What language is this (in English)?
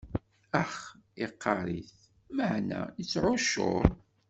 Kabyle